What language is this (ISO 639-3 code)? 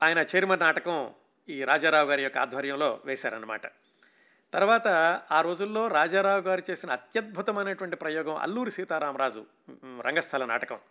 tel